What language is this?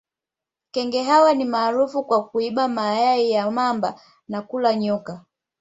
Swahili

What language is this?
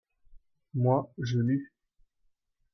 French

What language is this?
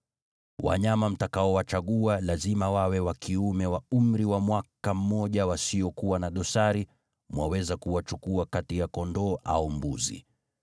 Swahili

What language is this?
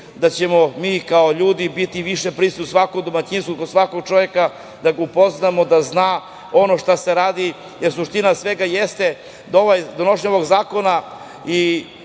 Serbian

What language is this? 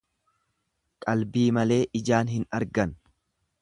Oromo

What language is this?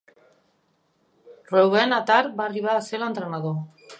Catalan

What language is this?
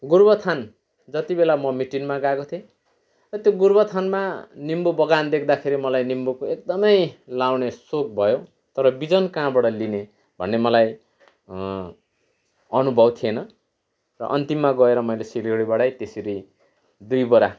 Nepali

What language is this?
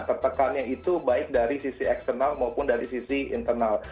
Indonesian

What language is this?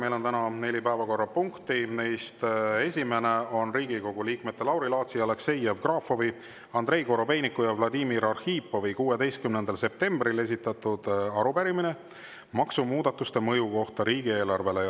Estonian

